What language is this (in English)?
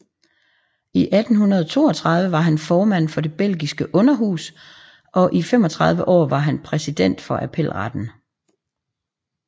Danish